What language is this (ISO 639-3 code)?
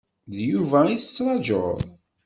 kab